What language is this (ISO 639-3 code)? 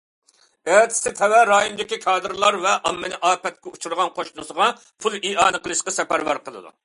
uig